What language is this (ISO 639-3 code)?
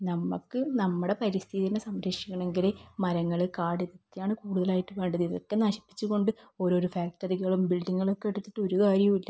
mal